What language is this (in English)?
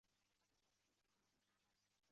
Kabyle